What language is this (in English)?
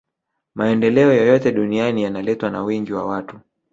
Swahili